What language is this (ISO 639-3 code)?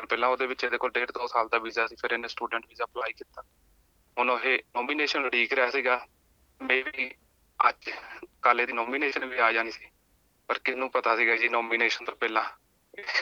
pan